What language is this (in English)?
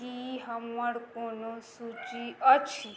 Maithili